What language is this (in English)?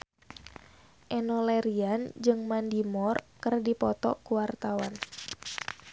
Sundanese